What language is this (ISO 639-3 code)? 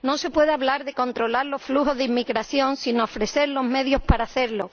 spa